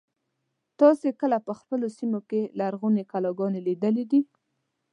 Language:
Pashto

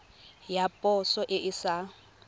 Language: Tswana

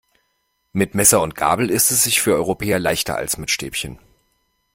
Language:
German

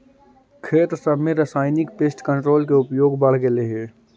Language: Magahi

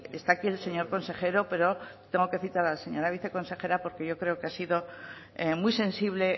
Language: Spanish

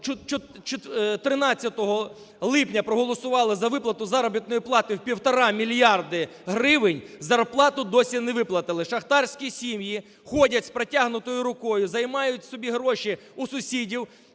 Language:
Ukrainian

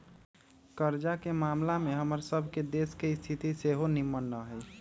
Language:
Magahi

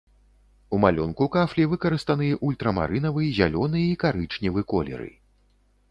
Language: Belarusian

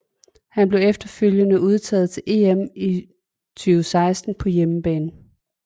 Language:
Danish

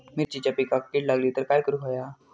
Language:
Marathi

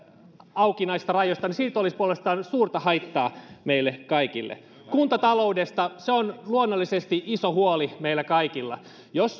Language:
Finnish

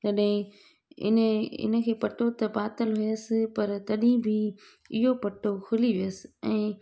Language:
Sindhi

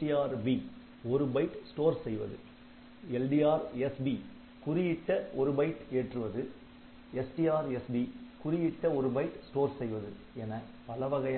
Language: Tamil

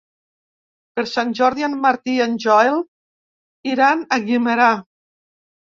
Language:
Catalan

